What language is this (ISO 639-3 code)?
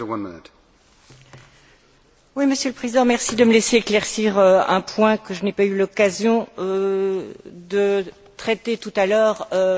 fra